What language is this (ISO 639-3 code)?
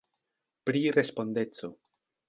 epo